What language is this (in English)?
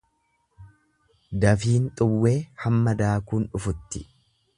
Oromo